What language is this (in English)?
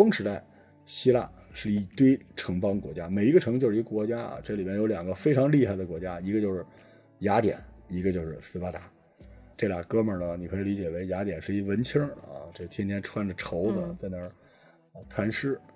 Chinese